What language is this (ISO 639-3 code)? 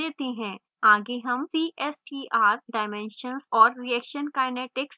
hin